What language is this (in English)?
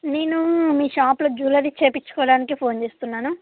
Telugu